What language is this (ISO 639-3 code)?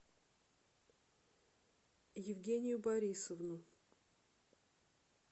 rus